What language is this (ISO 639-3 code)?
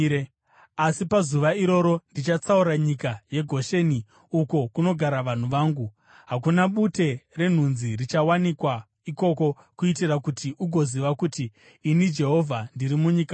sna